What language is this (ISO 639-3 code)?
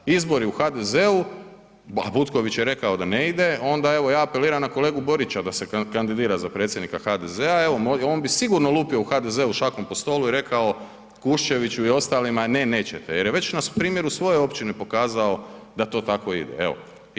hrv